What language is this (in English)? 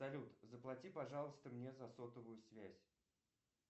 Russian